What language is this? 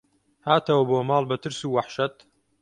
Central Kurdish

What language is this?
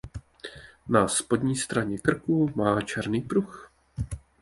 Czech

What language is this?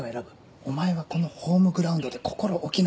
Japanese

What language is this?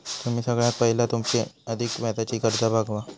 Marathi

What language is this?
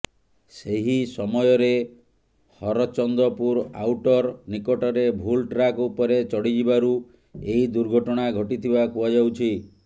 Odia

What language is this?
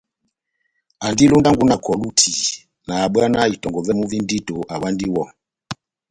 Batanga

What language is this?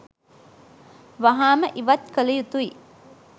Sinhala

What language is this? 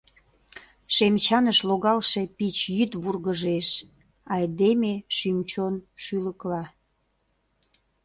Mari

